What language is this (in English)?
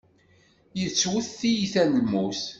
Kabyle